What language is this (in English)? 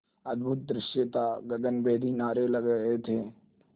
Hindi